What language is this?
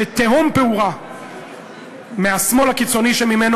Hebrew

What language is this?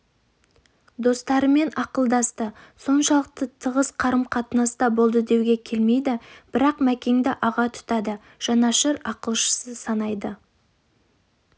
Kazakh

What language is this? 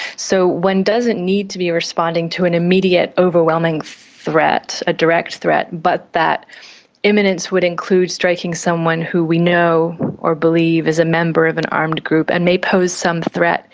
English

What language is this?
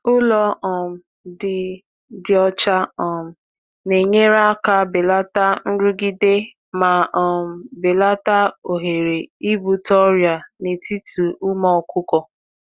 Igbo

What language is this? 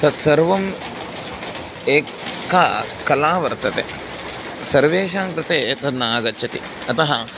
Sanskrit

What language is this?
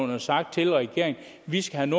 Danish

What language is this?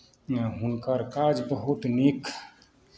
Maithili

